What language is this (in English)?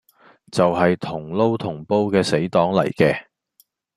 Cantonese